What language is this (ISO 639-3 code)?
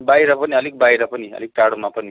nep